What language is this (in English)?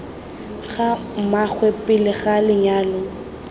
Tswana